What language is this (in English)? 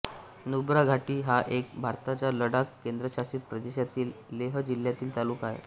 Marathi